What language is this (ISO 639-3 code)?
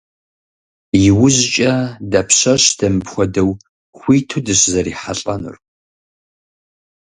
kbd